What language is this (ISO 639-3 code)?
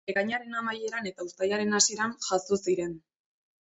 eus